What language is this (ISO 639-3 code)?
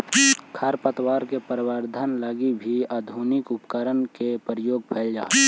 mag